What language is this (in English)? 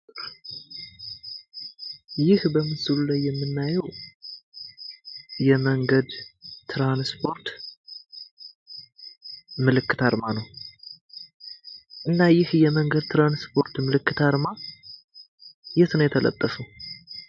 Amharic